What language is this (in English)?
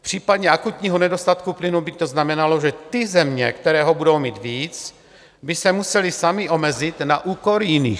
Czech